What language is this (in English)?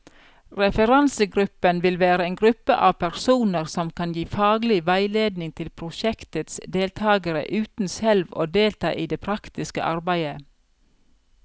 Norwegian